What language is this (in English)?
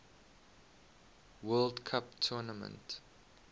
English